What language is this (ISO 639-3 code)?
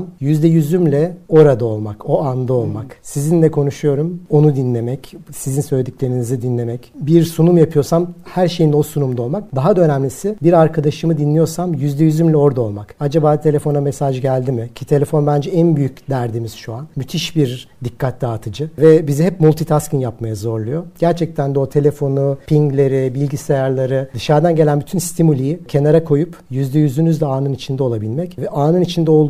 tur